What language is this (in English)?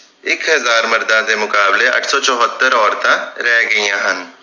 Punjabi